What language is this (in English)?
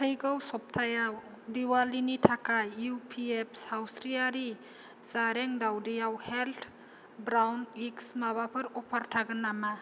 Bodo